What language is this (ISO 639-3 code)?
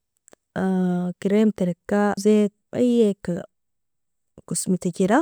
fia